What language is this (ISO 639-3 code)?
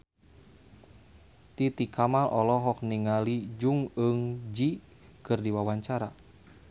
sun